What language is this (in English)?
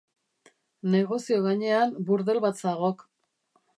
Basque